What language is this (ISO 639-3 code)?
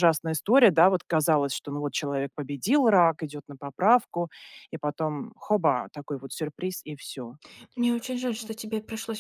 rus